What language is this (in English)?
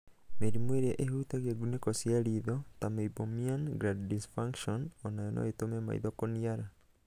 Kikuyu